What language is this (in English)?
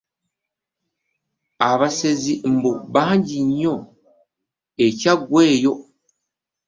Ganda